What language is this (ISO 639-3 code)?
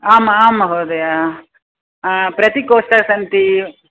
san